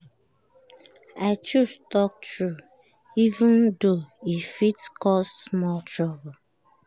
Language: Nigerian Pidgin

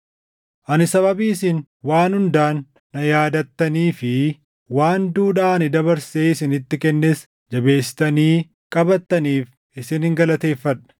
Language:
Oromo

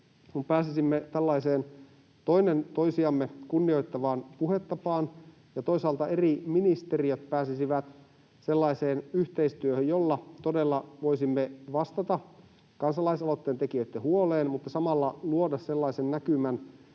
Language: Finnish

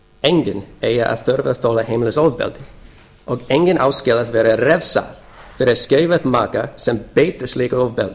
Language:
Icelandic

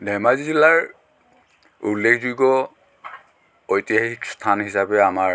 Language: Assamese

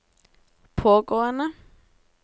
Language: Norwegian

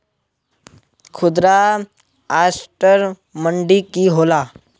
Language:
Magahi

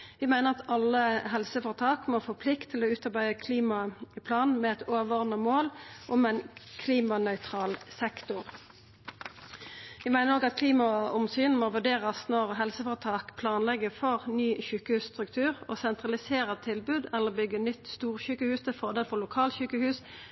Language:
Norwegian Nynorsk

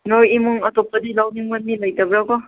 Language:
Manipuri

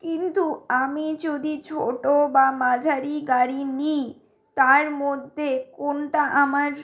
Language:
Bangla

